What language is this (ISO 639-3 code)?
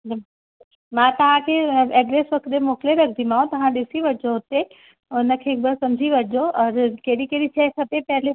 snd